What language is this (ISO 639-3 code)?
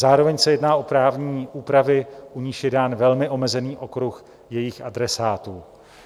ces